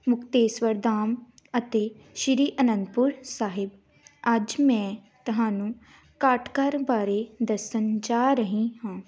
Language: Punjabi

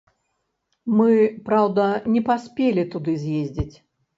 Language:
Belarusian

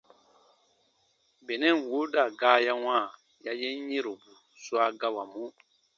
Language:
Baatonum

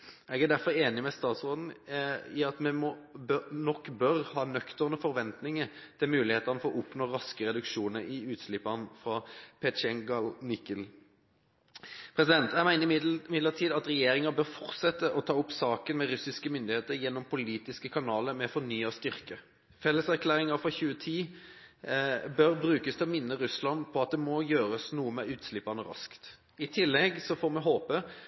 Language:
Norwegian Bokmål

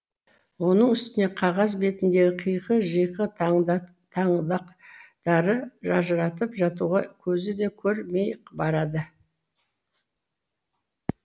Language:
Kazakh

